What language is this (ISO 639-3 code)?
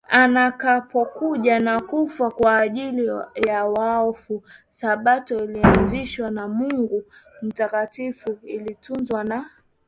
swa